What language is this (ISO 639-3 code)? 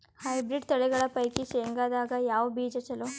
kan